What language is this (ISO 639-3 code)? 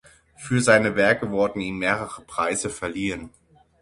deu